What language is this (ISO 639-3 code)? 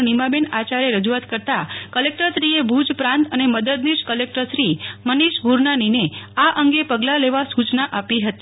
guj